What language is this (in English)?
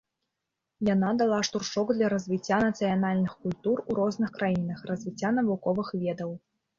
Belarusian